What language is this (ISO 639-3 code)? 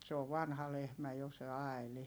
fin